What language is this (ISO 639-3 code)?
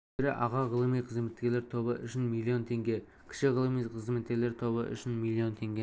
kaz